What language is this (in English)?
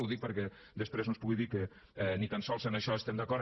Catalan